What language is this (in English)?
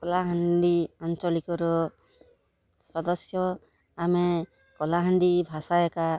Odia